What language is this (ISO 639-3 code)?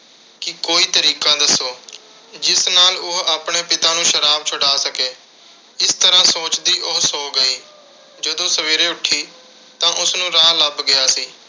pan